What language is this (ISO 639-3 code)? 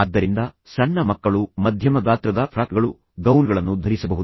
kan